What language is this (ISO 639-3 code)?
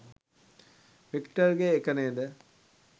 sin